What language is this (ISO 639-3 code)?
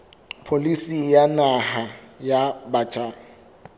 sot